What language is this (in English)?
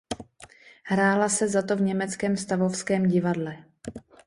Czech